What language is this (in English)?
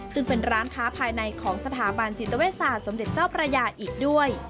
Thai